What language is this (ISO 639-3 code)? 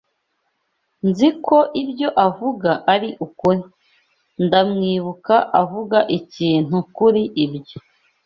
kin